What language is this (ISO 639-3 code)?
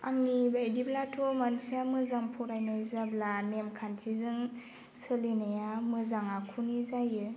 brx